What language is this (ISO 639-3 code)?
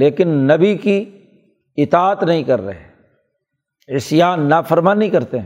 urd